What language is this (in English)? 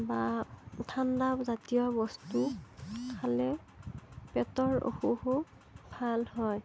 Assamese